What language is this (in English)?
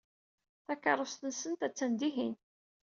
Kabyle